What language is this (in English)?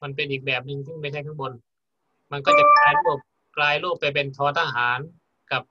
Thai